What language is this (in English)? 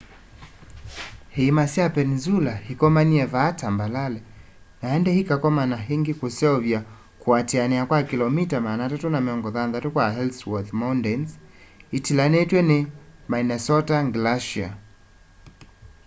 Kamba